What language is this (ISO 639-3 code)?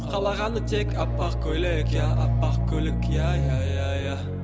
kaz